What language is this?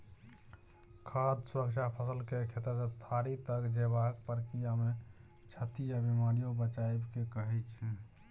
Maithili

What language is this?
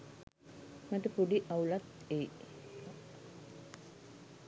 Sinhala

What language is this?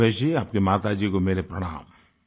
Hindi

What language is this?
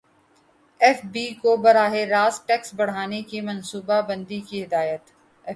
Urdu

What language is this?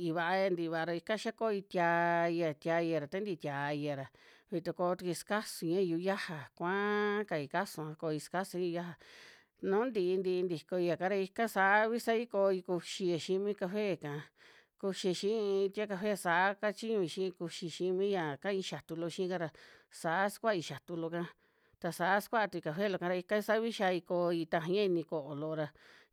Western Juxtlahuaca Mixtec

